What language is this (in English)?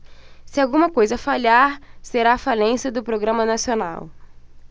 Portuguese